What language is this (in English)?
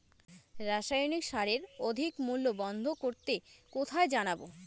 Bangla